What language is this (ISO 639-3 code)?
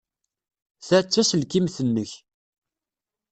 kab